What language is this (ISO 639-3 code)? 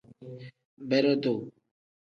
kdh